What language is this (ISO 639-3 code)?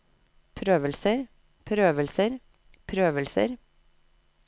nor